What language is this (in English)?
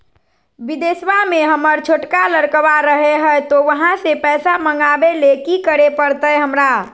Magahi